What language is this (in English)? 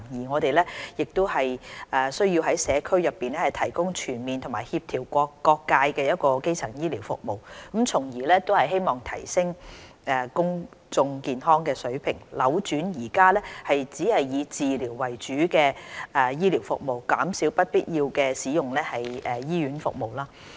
Cantonese